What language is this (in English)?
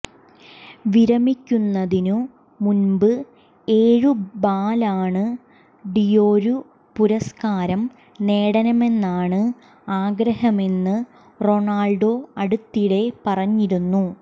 Malayalam